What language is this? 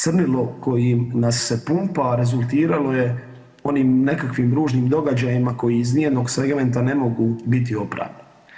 Croatian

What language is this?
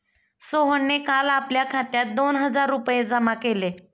Marathi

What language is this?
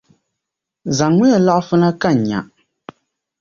Dagbani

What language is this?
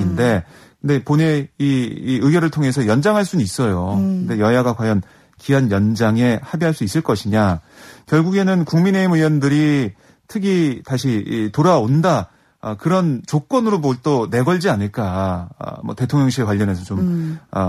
Korean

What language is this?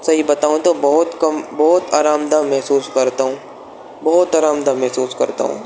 Urdu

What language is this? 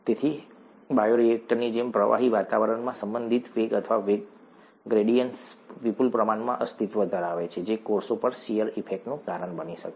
Gujarati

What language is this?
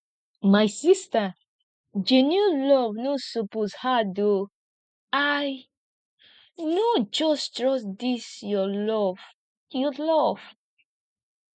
Nigerian Pidgin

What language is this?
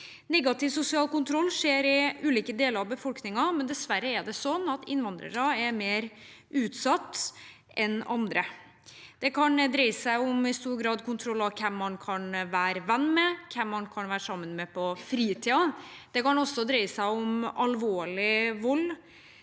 Norwegian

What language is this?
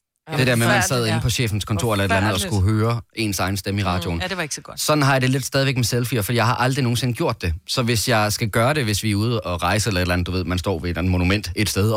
Danish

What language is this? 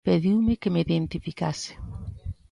Galician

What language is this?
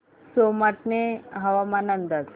Marathi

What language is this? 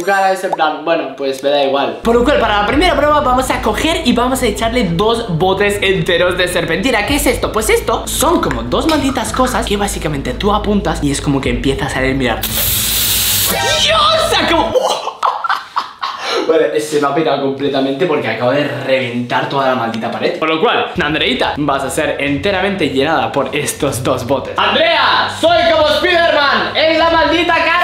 Spanish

